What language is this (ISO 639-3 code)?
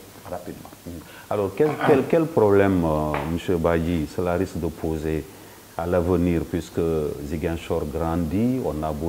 fra